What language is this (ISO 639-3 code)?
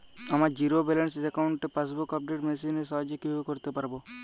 ben